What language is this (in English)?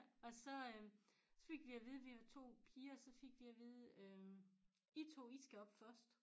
Danish